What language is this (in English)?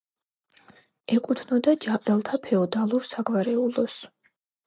Georgian